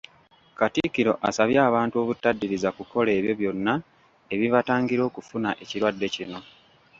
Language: Ganda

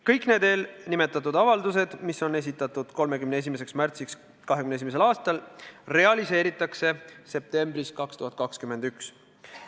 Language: Estonian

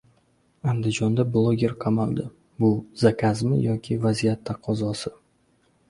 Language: Uzbek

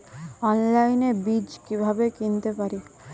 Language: Bangla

